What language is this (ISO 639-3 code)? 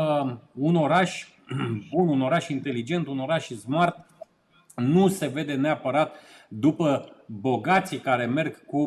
ron